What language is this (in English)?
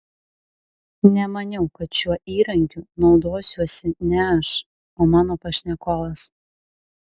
Lithuanian